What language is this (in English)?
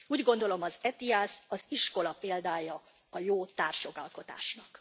Hungarian